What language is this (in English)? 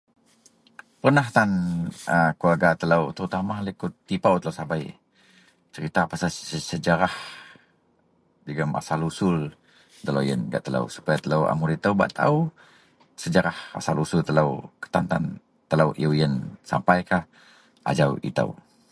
Central Melanau